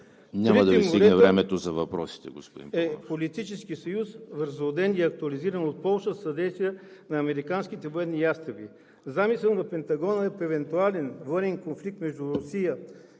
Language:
Bulgarian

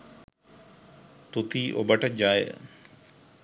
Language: Sinhala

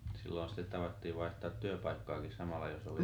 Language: Finnish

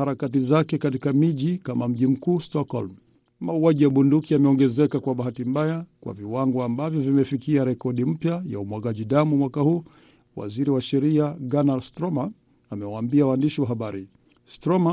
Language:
Swahili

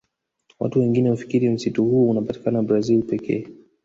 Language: Swahili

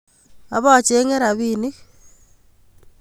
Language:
Kalenjin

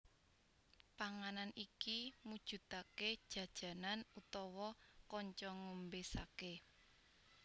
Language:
Javanese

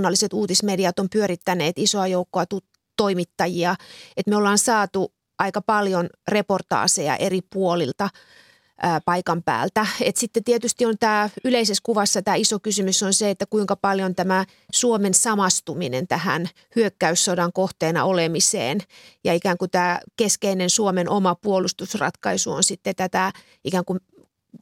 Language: Finnish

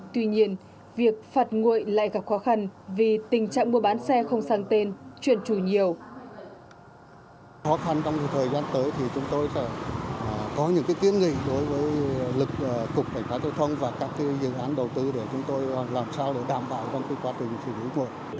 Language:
Vietnamese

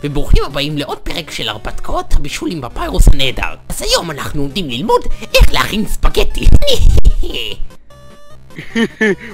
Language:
Hebrew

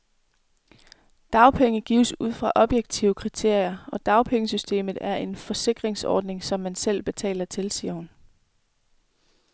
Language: Danish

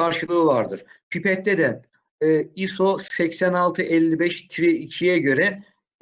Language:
Turkish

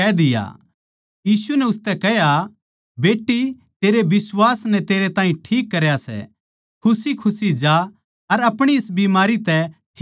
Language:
Haryanvi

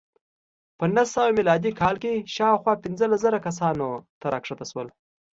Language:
Pashto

